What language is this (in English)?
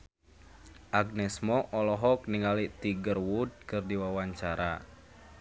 Sundanese